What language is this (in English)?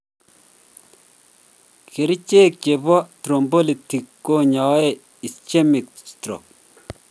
Kalenjin